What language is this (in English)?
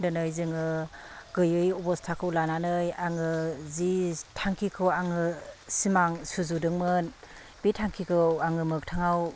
Bodo